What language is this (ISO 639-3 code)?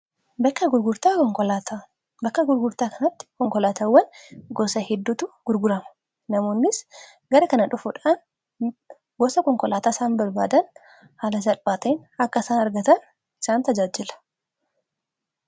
orm